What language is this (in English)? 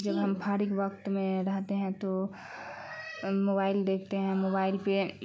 Urdu